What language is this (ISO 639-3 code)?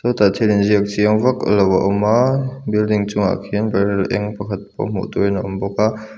lus